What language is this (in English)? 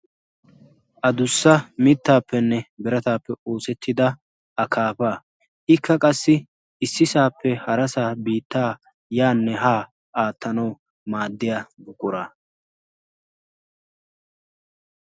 Wolaytta